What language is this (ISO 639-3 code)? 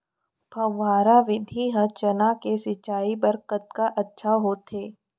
hne